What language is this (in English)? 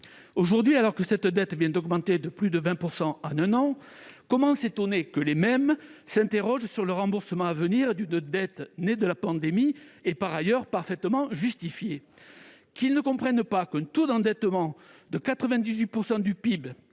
French